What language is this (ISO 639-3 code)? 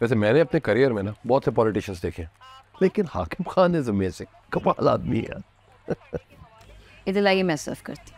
hin